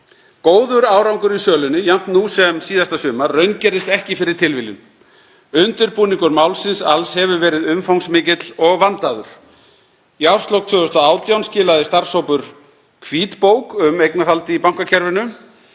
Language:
Icelandic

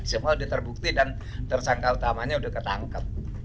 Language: Indonesian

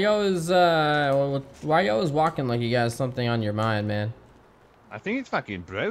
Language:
English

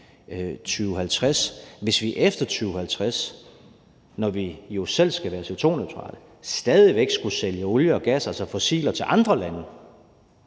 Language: Danish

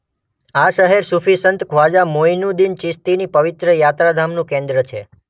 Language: Gujarati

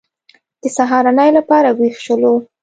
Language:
Pashto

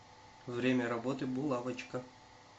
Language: Russian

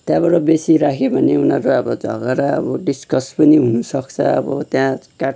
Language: Nepali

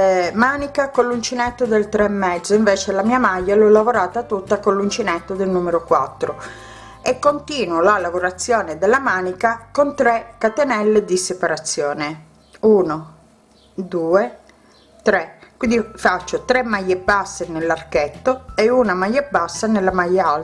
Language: Italian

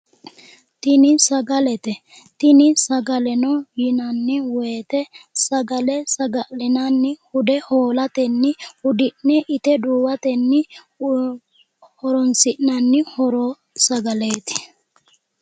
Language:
Sidamo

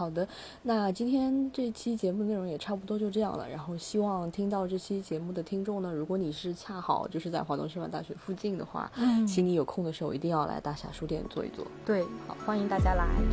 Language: Chinese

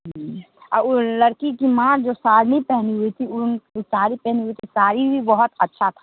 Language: Hindi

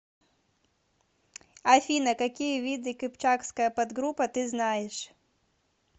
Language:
Russian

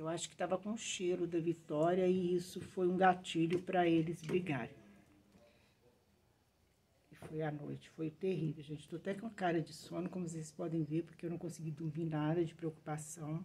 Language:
Portuguese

